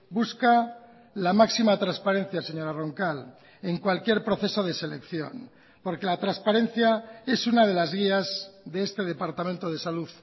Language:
Spanish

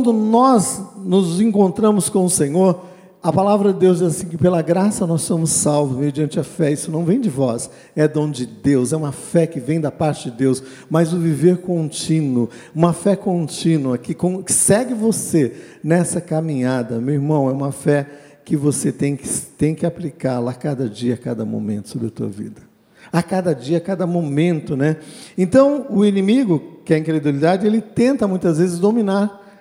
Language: Portuguese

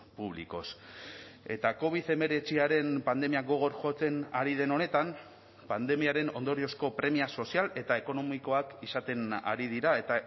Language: Basque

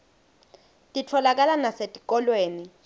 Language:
Swati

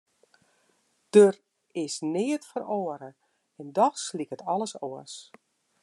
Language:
Western Frisian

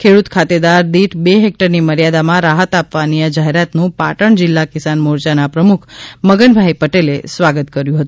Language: Gujarati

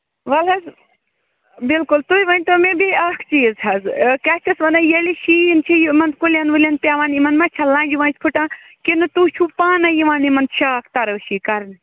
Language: Kashmiri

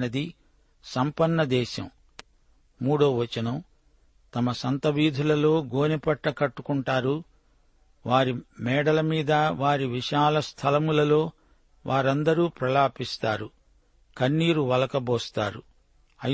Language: Telugu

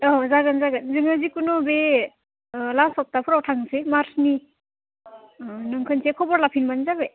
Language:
Bodo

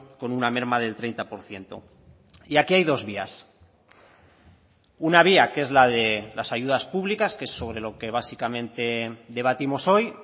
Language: Spanish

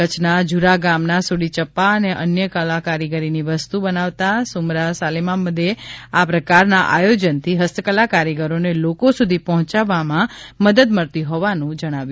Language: Gujarati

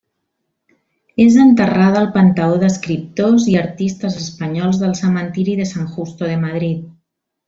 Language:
Catalan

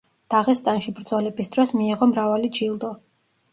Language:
Georgian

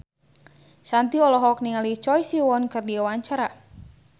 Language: Sundanese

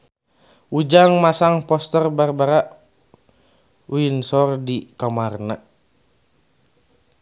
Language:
Sundanese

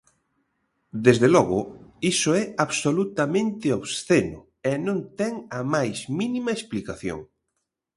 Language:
Galician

